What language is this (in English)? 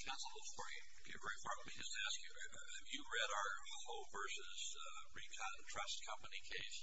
English